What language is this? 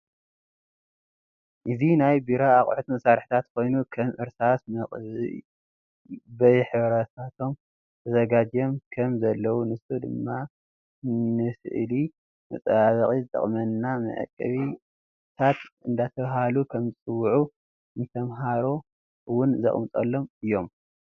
Tigrinya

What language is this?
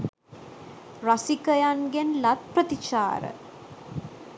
Sinhala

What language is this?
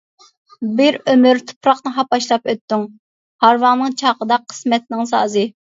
Uyghur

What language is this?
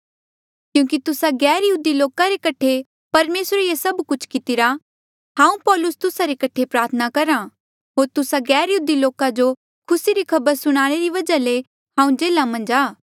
Mandeali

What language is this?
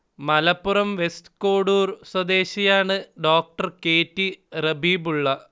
Malayalam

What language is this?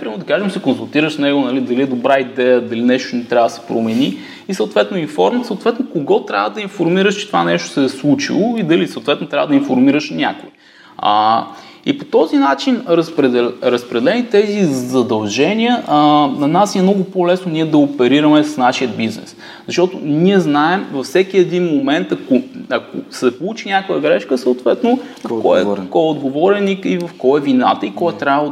Bulgarian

